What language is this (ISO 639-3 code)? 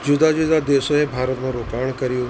guj